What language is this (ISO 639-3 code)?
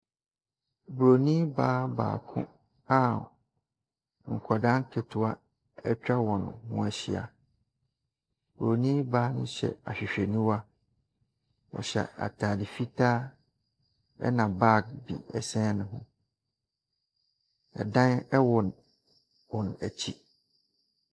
aka